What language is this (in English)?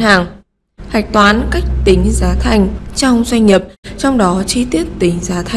Vietnamese